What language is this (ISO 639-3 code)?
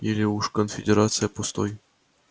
rus